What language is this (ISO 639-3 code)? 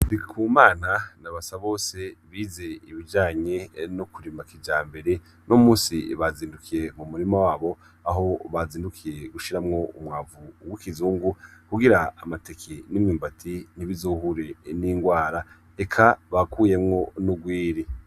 run